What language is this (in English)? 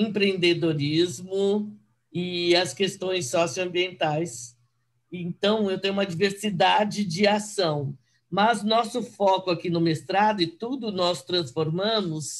Portuguese